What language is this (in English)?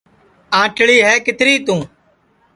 Sansi